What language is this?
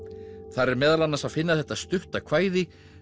Icelandic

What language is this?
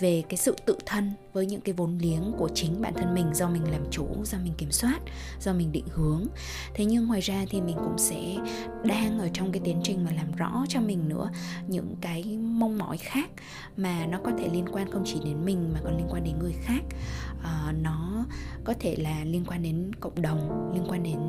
Vietnamese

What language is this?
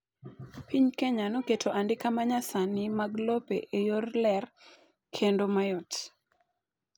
Luo (Kenya and Tanzania)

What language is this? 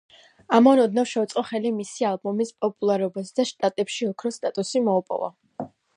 Georgian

